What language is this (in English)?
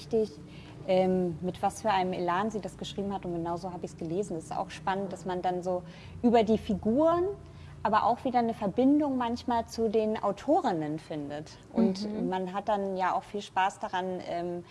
German